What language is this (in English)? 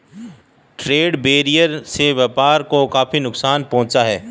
Hindi